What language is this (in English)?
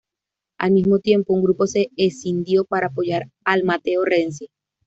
Spanish